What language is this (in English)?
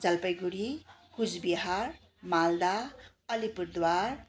Nepali